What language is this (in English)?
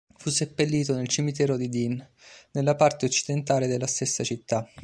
Italian